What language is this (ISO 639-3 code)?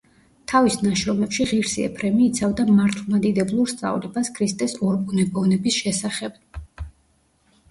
kat